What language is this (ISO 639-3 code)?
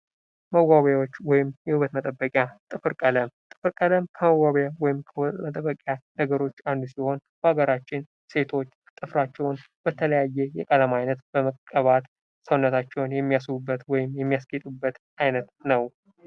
amh